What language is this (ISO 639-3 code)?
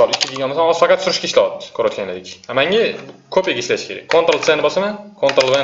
tur